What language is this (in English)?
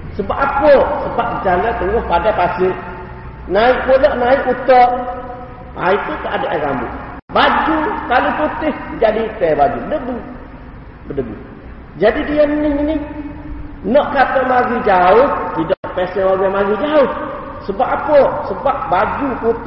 Malay